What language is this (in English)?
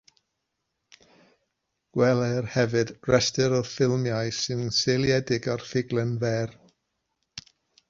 Welsh